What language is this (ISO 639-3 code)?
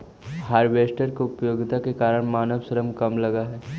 mag